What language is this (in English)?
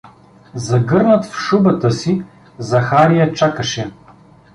Bulgarian